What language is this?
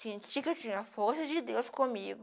Portuguese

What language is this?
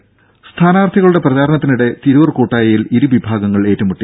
Malayalam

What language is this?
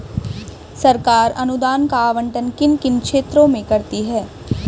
Hindi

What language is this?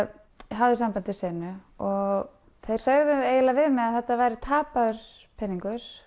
Icelandic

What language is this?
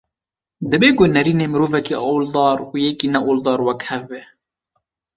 Kurdish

